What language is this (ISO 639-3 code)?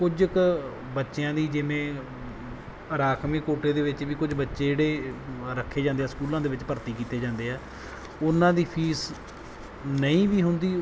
pan